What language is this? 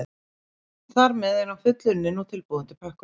Icelandic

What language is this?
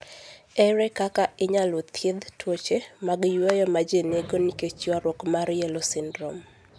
Luo (Kenya and Tanzania)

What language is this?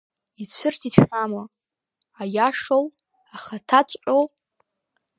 Abkhazian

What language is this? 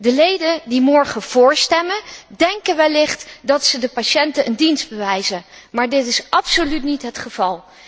Dutch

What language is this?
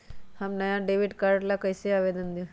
Magahi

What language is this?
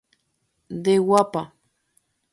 Guarani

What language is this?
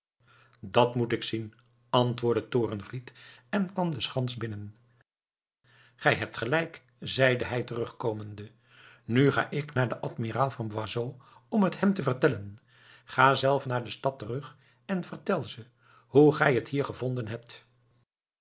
Dutch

